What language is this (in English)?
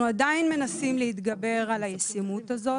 Hebrew